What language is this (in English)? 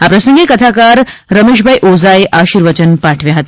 Gujarati